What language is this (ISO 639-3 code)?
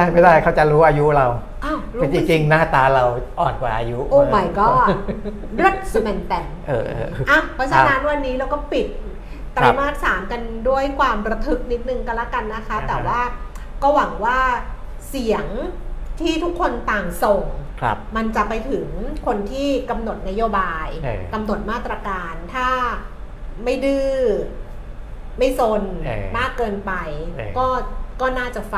tha